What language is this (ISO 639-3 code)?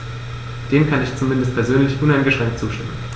deu